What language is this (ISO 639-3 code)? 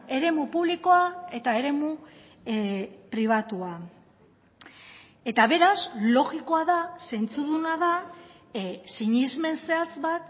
eus